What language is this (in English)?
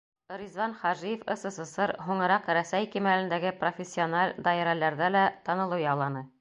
Bashkir